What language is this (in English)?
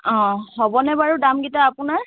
Assamese